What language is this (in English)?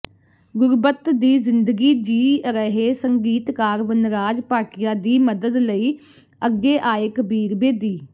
Punjabi